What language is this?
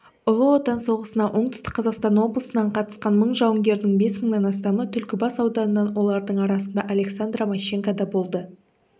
Kazakh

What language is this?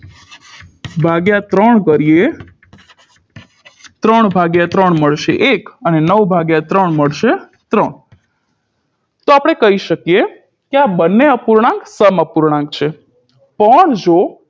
Gujarati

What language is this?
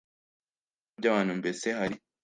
Kinyarwanda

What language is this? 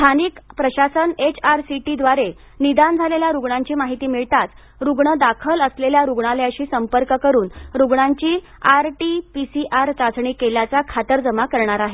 Marathi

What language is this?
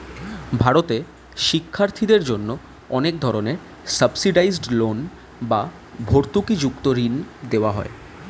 Bangla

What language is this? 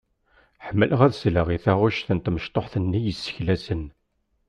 Kabyle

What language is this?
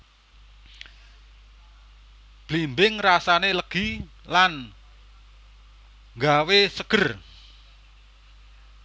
Javanese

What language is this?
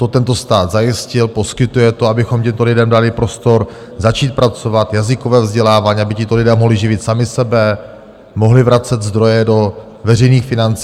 Czech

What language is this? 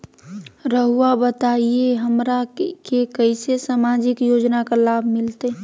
Magahi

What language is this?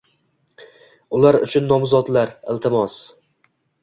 Uzbek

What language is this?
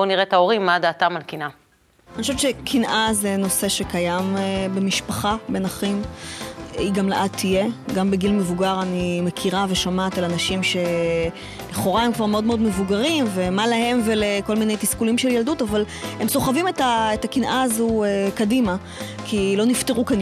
Hebrew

